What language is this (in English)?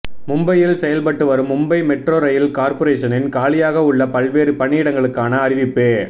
Tamil